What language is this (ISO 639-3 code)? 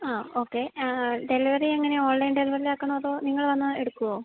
mal